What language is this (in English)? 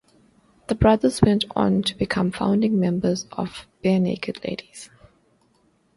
English